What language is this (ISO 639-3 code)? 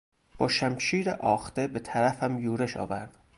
fas